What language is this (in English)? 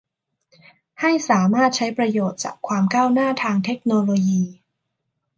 Thai